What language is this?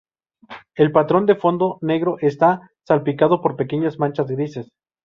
Spanish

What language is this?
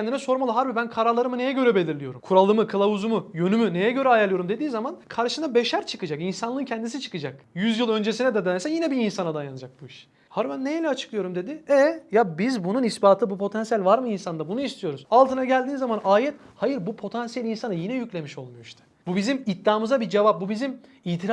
Turkish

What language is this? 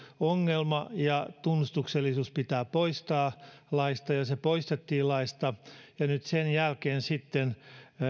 Finnish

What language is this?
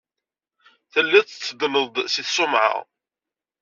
Kabyle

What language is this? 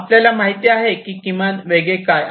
Marathi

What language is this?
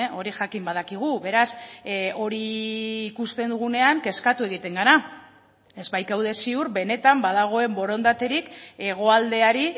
Basque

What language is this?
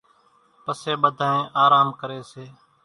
Kachi Koli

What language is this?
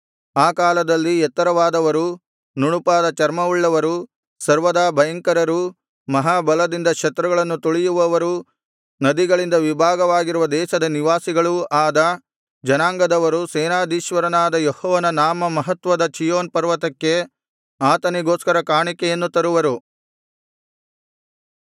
Kannada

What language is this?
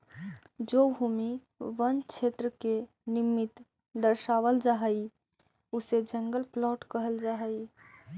Magahi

